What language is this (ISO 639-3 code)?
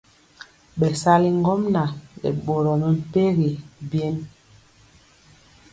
mcx